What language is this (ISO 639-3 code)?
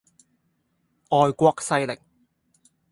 yue